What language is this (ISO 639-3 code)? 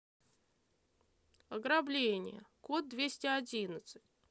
rus